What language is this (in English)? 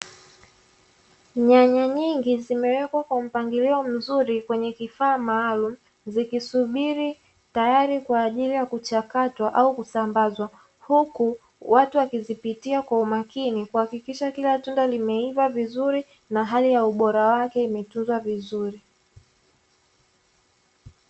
Swahili